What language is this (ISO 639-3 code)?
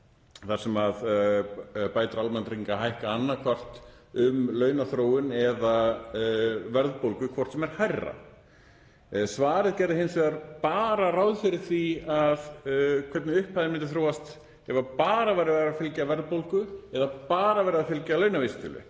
isl